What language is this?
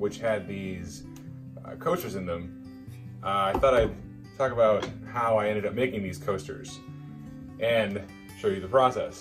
English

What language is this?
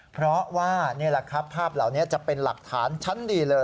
Thai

